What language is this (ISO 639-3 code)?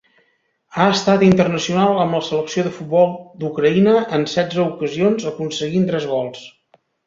cat